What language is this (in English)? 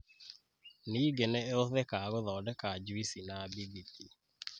Kikuyu